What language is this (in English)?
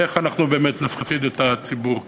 Hebrew